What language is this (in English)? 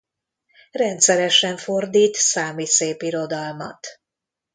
Hungarian